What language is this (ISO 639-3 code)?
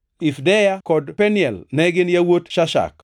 luo